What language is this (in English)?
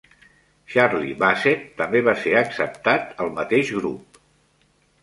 Catalan